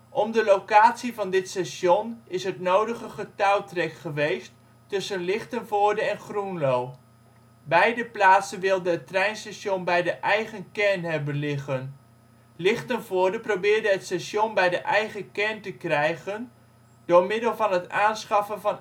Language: Dutch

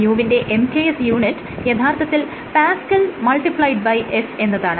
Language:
Malayalam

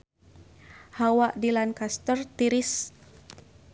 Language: Sundanese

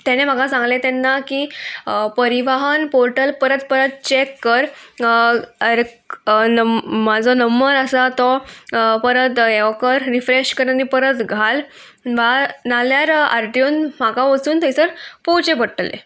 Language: Konkani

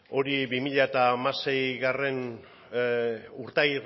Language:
Basque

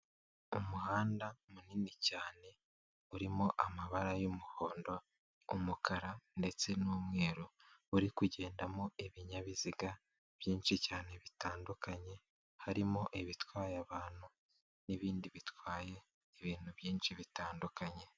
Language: Kinyarwanda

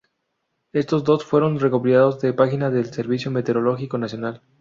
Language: Spanish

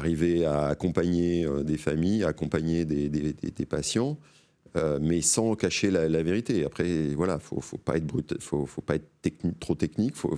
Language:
French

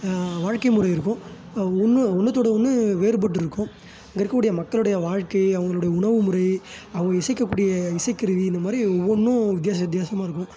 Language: Tamil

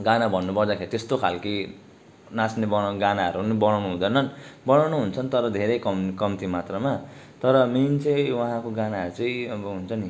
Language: Nepali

